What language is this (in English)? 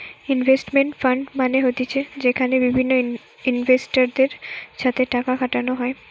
Bangla